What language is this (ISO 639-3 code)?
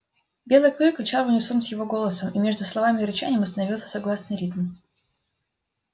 rus